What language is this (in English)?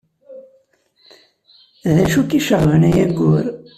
Kabyle